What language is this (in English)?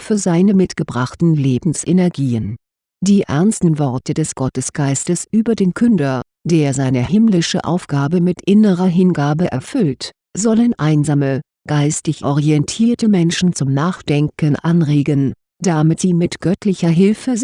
German